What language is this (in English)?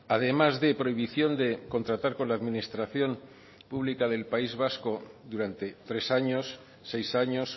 Spanish